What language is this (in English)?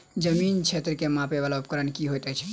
Maithili